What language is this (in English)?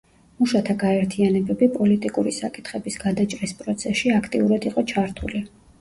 Georgian